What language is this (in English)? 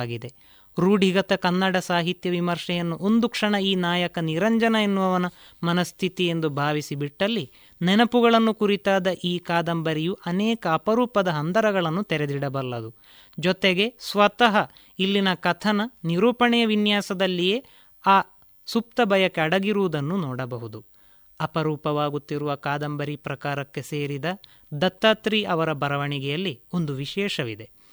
Kannada